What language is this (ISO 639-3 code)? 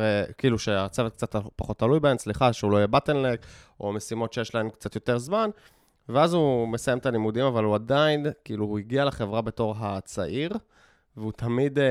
heb